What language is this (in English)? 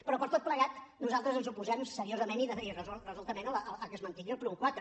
Catalan